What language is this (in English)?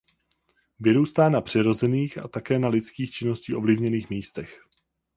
Czech